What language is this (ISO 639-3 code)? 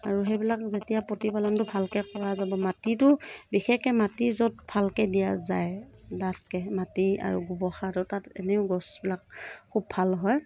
asm